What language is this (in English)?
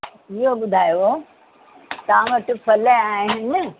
Sindhi